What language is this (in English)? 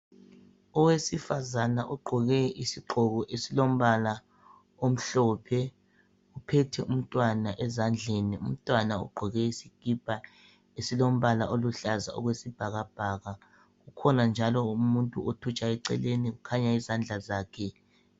North Ndebele